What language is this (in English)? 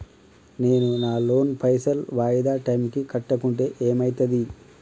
Telugu